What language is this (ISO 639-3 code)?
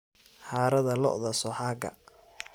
som